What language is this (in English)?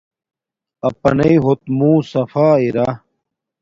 Domaaki